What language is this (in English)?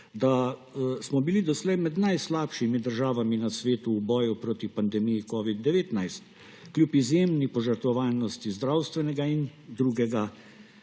Slovenian